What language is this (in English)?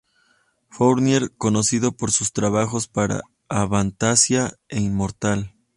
Spanish